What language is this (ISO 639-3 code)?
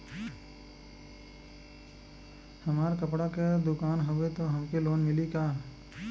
bho